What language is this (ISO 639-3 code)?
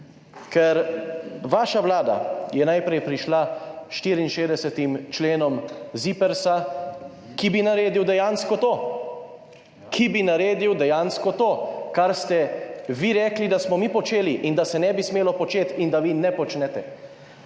slv